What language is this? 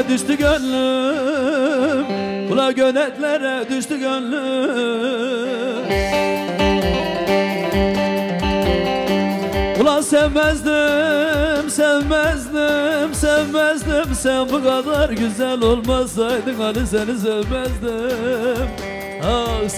Turkish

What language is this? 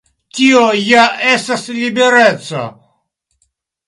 Esperanto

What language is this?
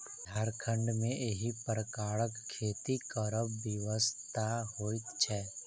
Maithili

